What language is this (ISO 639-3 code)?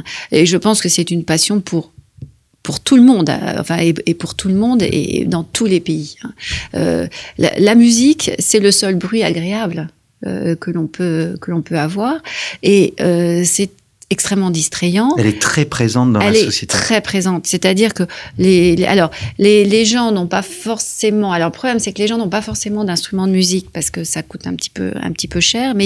fra